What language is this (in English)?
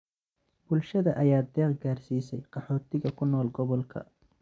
Somali